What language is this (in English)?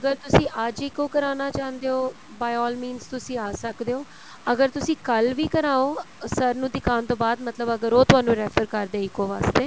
Punjabi